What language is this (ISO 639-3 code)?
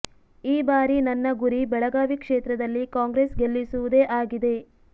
kan